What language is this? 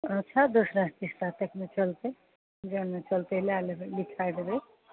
Maithili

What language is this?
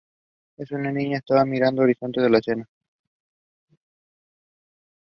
Spanish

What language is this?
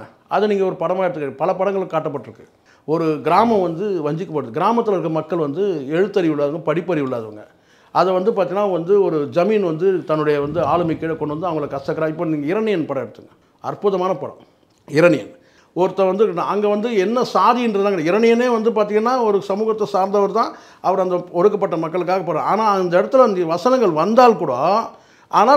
Tamil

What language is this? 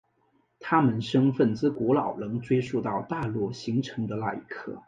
Chinese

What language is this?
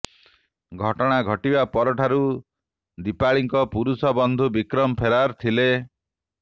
Odia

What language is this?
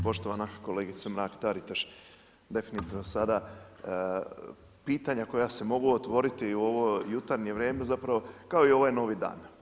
Croatian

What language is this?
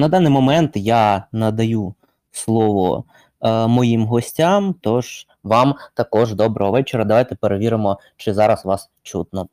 Ukrainian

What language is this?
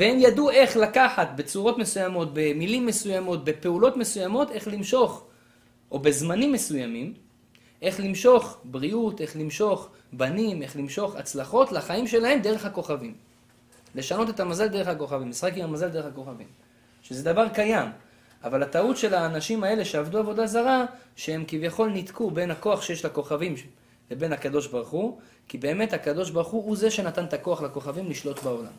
Hebrew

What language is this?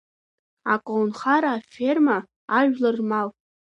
Abkhazian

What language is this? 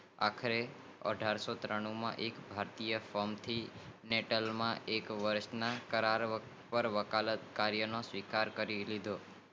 Gujarati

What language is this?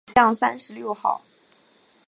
Chinese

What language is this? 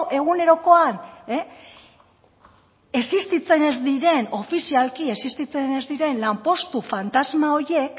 Basque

